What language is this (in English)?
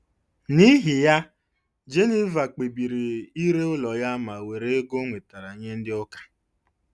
Igbo